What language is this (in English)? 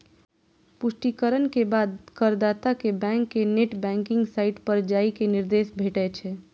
Maithili